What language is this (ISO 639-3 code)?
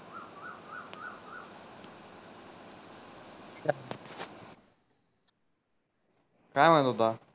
mar